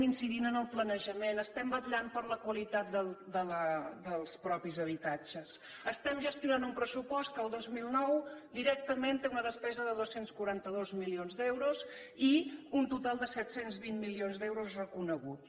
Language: Catalan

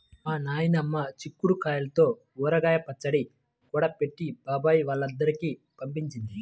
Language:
Telugu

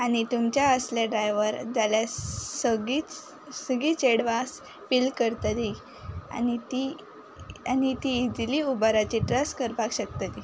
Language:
Konkani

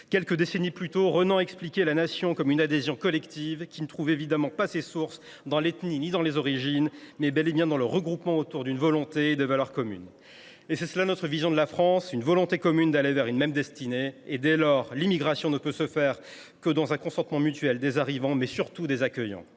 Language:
French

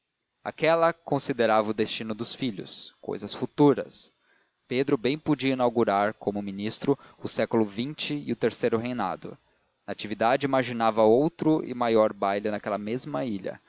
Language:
Portuguese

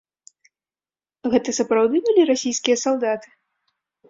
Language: Belarusian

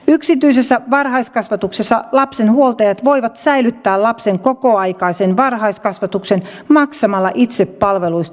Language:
Finnish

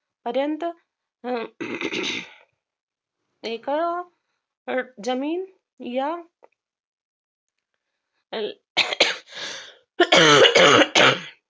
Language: Marathi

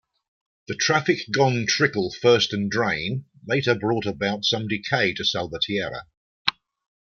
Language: English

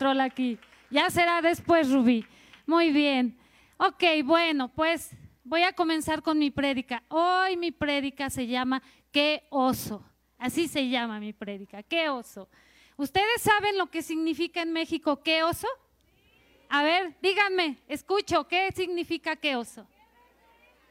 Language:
Spanish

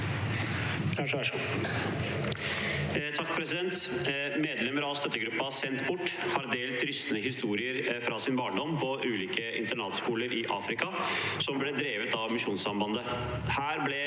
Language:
Norwegian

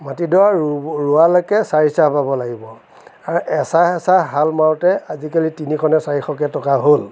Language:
Assamese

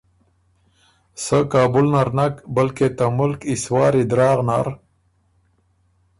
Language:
Ormuri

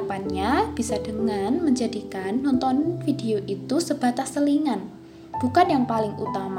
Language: Indonesian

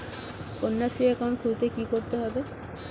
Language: Bangla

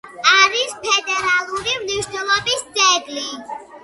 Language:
Georgian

